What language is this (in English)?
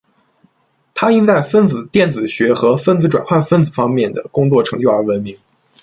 Chinese